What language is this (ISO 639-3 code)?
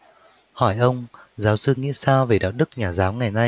vie